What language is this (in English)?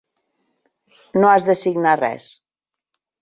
Catalan